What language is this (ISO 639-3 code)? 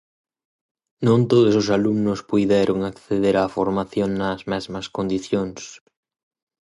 glg